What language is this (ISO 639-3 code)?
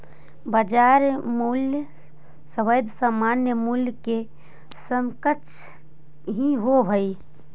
mag